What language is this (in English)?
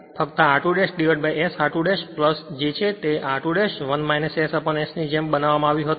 Gujarati